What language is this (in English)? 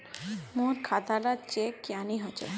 Magahi